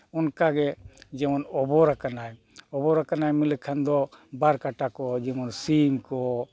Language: Santali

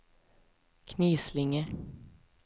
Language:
Swedish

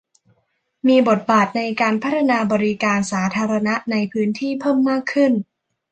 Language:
Thai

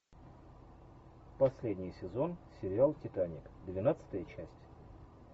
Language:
Russian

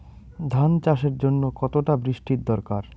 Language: Bangla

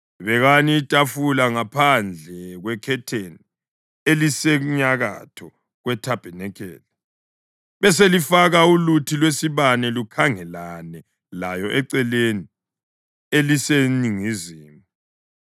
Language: North Ndebele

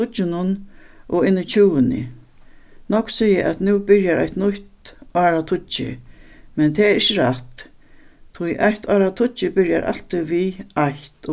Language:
Faroese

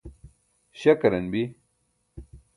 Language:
Burushaski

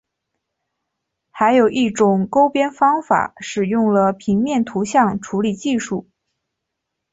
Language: Chinese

